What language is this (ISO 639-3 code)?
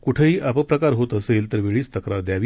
mar